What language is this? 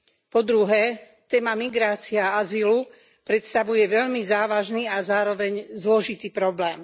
Slovak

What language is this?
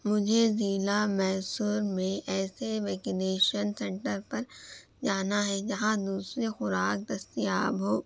Urdu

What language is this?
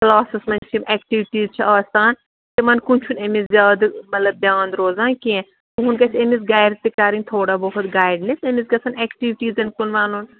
Kashmiri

